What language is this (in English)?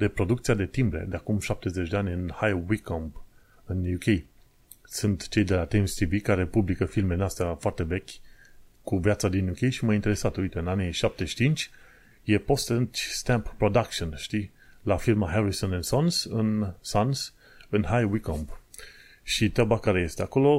Romanian